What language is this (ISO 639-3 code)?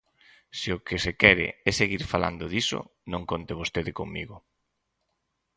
glg